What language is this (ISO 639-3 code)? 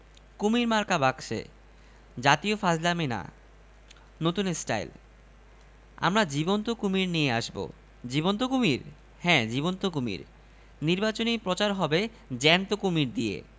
ben